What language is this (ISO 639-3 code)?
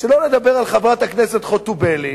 heb